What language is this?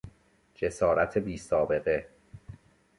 Persian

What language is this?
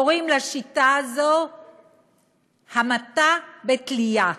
Hebrew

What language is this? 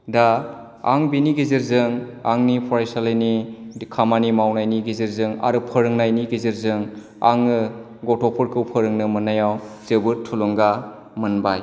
Bodo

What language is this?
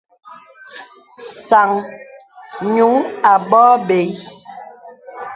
Bebele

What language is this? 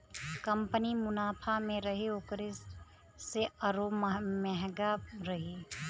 Bhojpuri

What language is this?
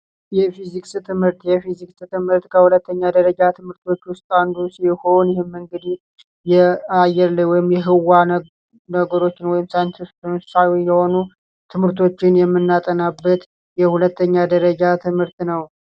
Amharic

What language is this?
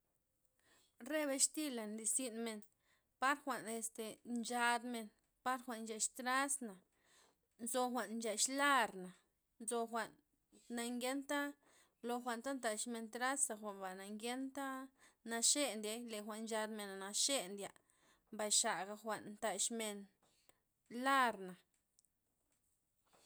Loxicha Zapotec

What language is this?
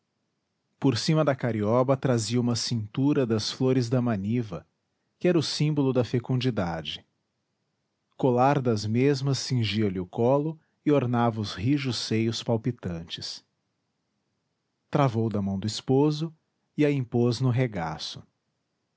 Portuguese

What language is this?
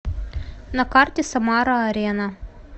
Russian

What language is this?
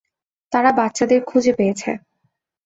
Bangla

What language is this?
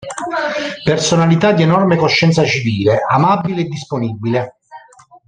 Italian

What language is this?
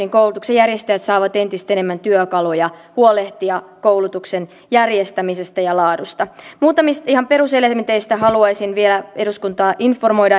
Finnish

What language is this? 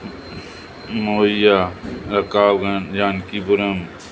Sindhi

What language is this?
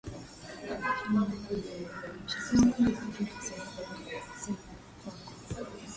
Swahili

